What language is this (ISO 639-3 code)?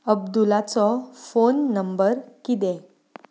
kok